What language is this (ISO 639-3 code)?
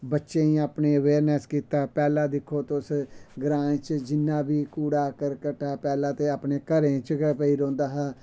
doi